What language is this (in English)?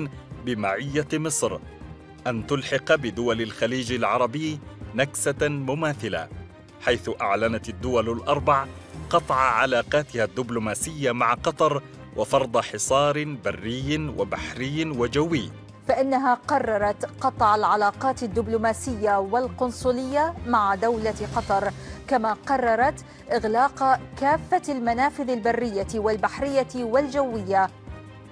Arabic